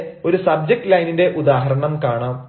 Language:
Malayalam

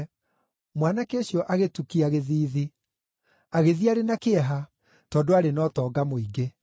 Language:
Kikuyu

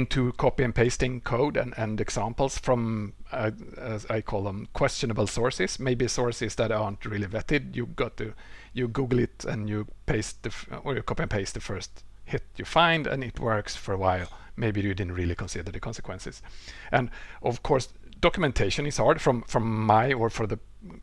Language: English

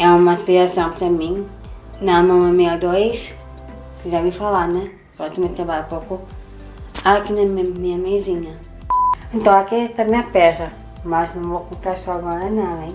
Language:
Portuguese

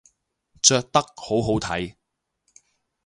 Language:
Cantonese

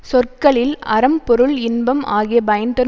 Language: Tamil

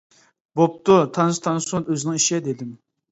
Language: Uyghur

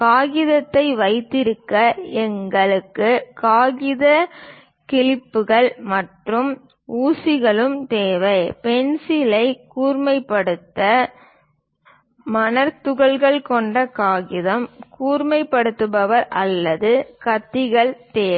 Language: Tamil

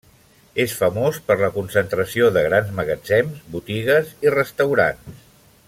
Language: Catalan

